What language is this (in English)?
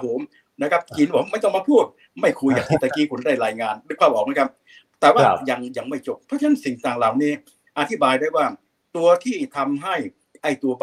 Thai